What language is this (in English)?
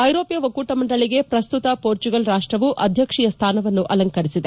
Kannada